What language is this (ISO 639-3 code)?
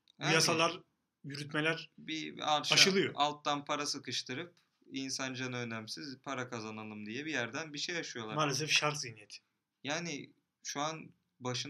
tur